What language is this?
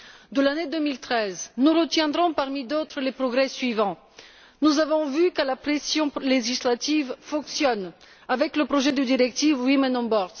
French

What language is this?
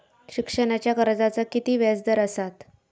Marathi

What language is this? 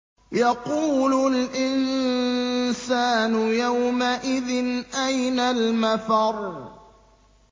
Arabic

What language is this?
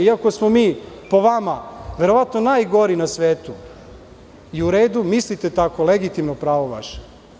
Serbian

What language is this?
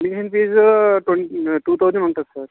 Telugu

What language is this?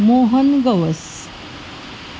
Marathi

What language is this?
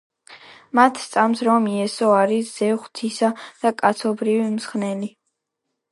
Georgian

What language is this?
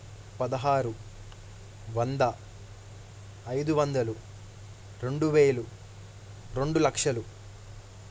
Telugu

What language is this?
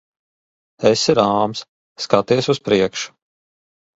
Latvian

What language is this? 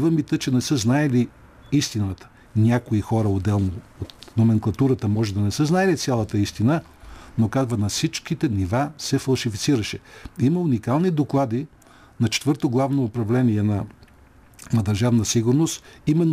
Bulgarian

